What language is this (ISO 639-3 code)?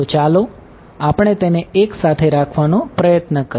guj